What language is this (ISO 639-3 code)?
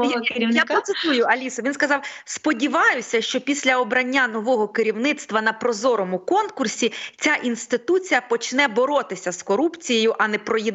ukr